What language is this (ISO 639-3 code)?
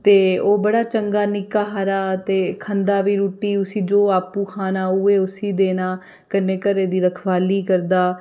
doi